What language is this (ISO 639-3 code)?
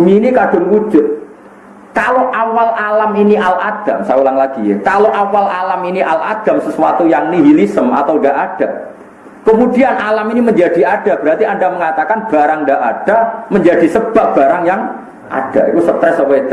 ind